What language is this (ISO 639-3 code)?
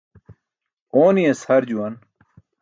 bsk